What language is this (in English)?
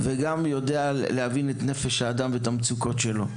Hebrew